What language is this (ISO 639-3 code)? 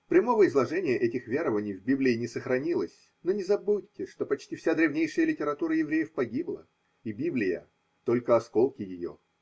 rus